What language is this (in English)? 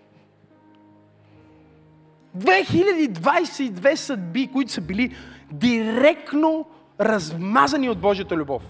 Bulgarian